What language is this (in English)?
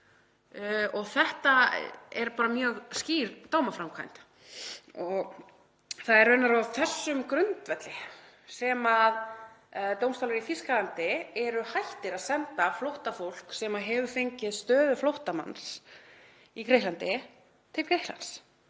Icelandic